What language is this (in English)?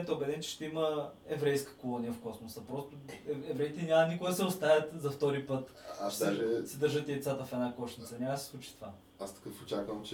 Bulgarian